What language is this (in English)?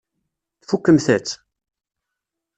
Kabyle